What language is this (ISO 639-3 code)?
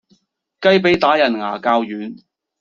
yue